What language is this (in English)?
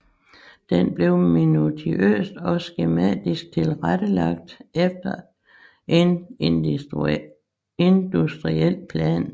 Danish